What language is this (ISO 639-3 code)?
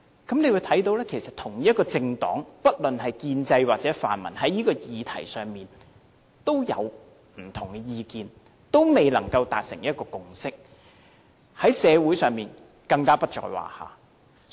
yue